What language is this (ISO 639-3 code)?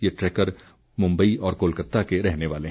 hin